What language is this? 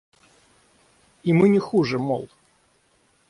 Russian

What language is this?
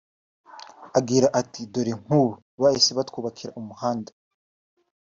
Kinyarwanda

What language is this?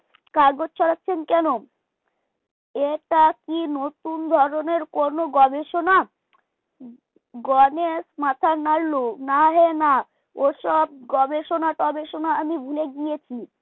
Bangla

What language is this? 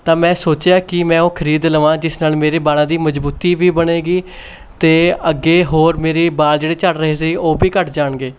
Punjabi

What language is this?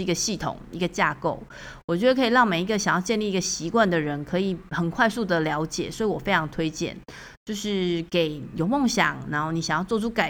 Chinese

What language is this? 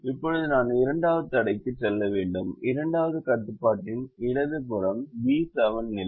Tamil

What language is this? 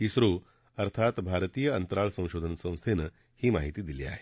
Marathi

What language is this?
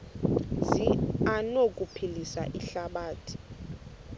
Xhosa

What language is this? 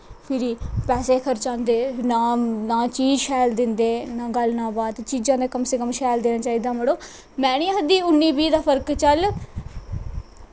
Dogri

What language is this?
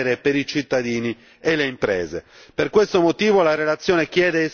Italian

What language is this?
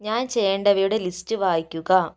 Malayalam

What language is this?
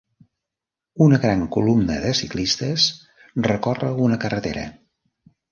Catalan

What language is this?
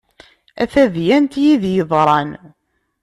Kabyle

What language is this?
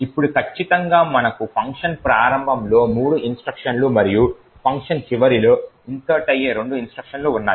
Telugu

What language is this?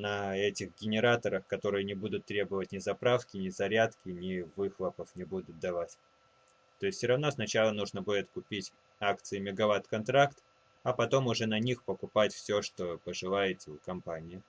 Russian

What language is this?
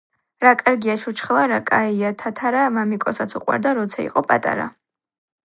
Georgian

